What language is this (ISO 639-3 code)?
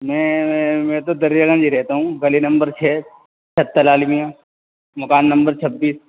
urd